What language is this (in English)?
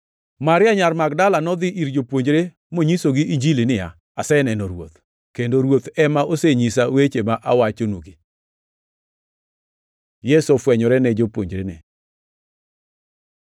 Luo (Kenya and Tanzania)